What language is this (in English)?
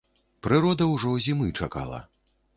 Belarusian